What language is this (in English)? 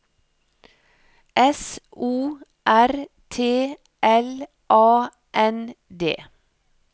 Norwegian